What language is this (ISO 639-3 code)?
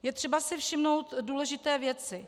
ces